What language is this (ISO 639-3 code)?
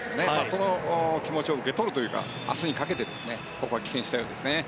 jpn